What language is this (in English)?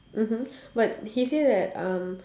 English